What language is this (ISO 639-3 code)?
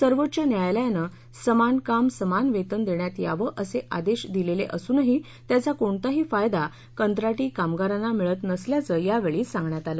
mar